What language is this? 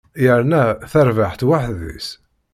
Kabyle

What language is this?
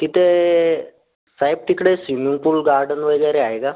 Marathi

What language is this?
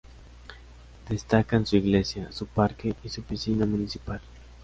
Spanish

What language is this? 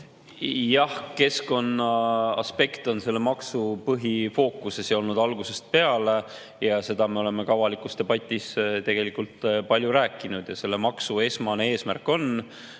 Estonian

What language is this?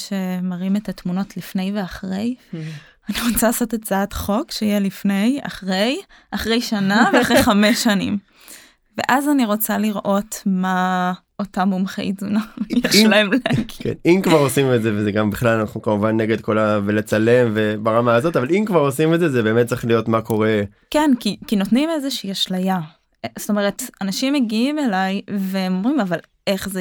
Hebrew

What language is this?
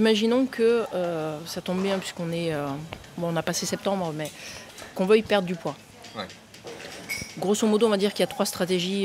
French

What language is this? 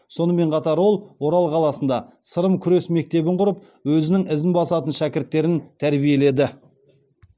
Kazakh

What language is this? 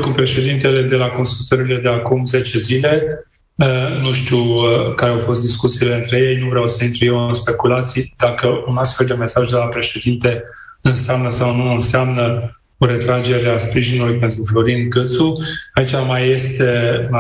Romanian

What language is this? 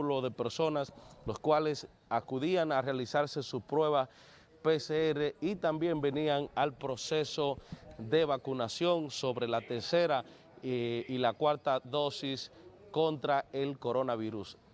Spanish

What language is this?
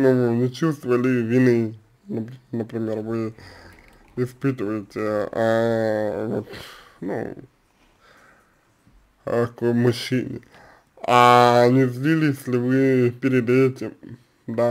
Russian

